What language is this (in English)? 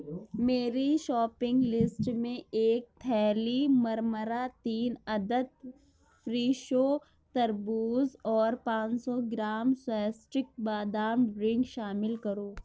Urdu